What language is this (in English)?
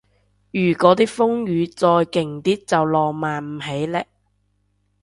Cantonese